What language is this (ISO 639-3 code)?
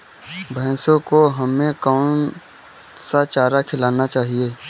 hin